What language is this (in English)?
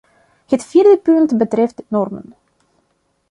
Dutch